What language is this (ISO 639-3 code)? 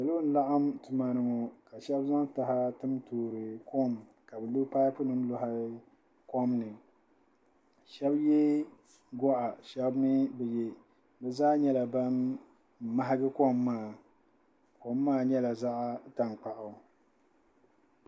dag